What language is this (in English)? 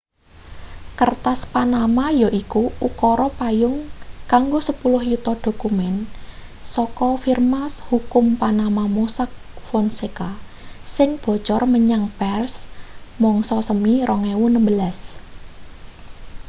Javanese